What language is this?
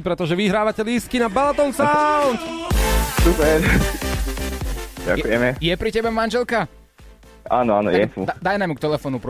Slovak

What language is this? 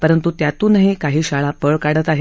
Marathi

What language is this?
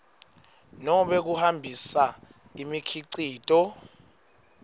Swati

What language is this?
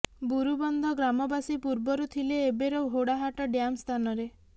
Odia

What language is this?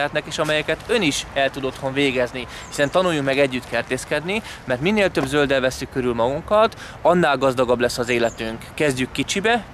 Hungarian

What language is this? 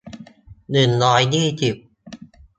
Thai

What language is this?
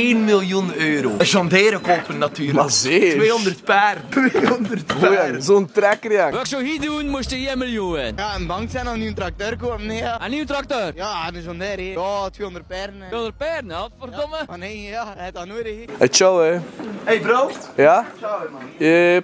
Dutch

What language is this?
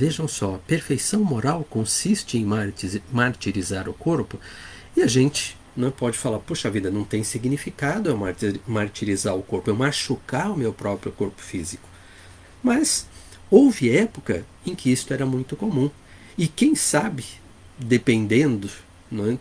Portuguese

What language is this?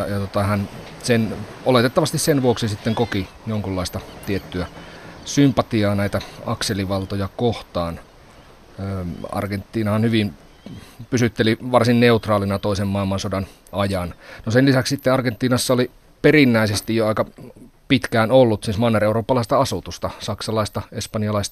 Finnish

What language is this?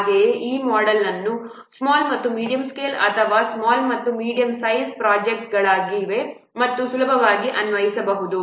Kannada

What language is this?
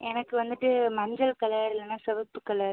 Tamil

